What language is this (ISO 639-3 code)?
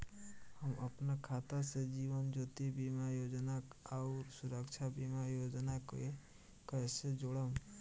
bho